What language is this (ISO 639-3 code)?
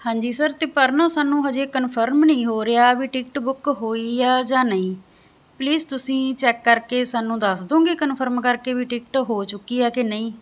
pan